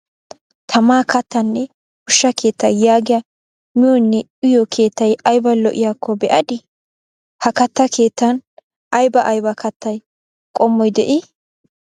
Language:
Wolaytta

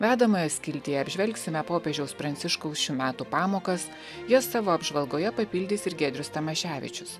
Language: Lithuanian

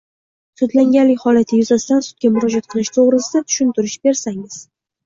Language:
Uzbek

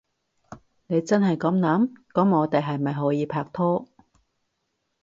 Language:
Cantonese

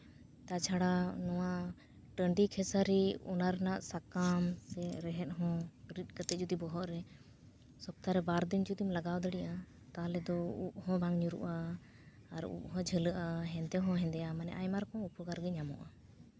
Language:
Santali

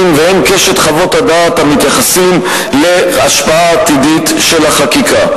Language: Hebrew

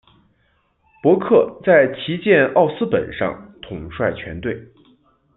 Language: Chinese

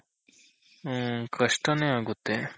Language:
Kannada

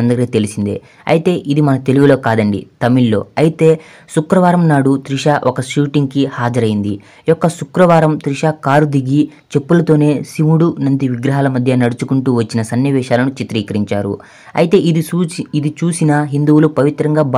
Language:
Romanian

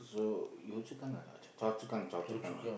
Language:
English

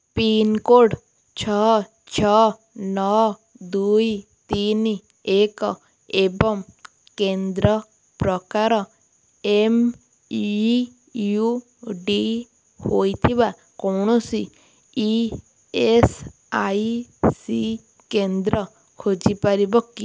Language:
Odia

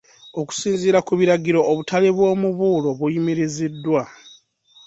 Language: Ganda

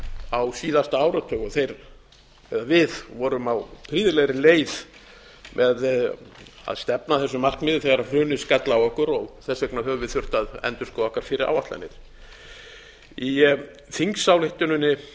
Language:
Icelandic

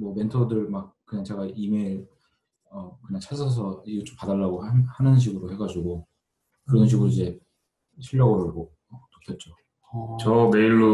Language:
Korean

